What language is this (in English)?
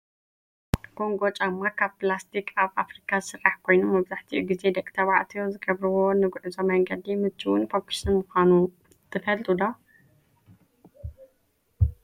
Tigrinya